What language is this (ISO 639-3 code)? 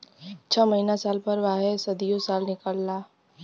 bho